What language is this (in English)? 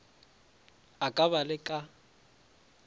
Northern Sotho